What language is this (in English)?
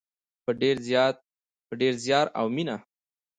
Pashto